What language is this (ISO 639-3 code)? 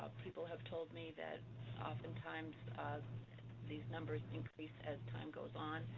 eng